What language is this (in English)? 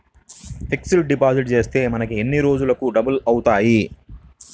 Telugu